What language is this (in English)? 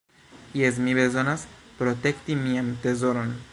Esperanto